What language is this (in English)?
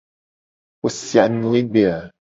Gen